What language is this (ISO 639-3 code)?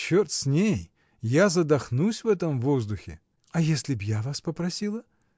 rus